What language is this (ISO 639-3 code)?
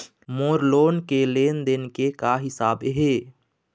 hne